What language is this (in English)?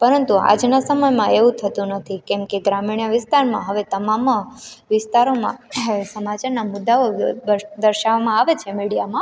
Gujarati